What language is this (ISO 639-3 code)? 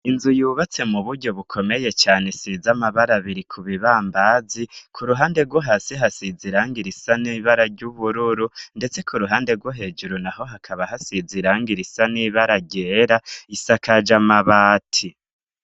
run